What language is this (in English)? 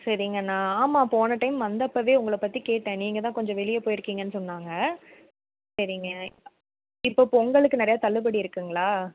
Tamil